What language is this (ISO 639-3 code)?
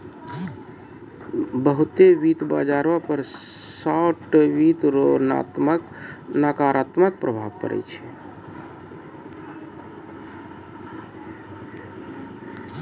mai